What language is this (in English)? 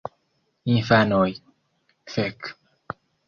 Esperanto